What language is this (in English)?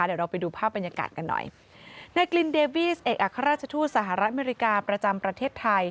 Thai